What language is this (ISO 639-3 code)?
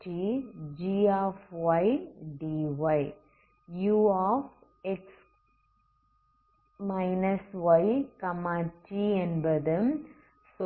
tam